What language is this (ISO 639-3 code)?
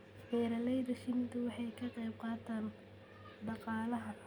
som